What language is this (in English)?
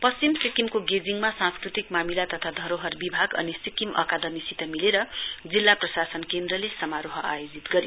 Nepali